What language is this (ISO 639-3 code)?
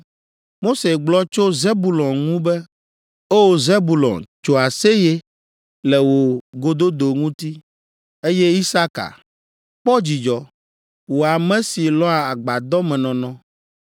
ewe